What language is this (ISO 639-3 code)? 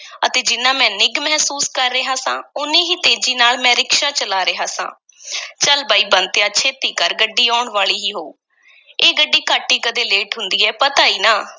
pan